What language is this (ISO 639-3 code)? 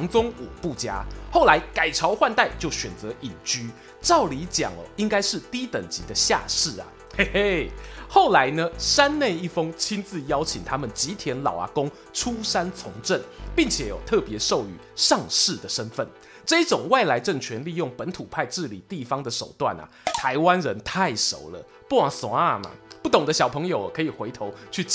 zho